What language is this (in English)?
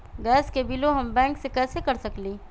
Magahi